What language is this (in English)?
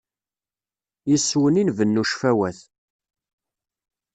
Kabyle